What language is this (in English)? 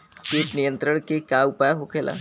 Bhojpuri